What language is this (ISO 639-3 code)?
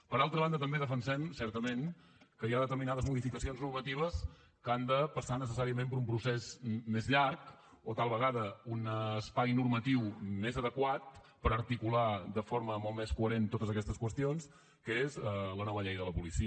cat